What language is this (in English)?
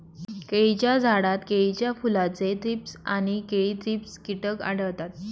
Marathi